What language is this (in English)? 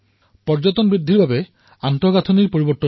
Assamese